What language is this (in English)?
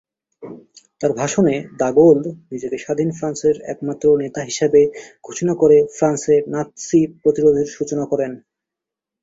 Bangla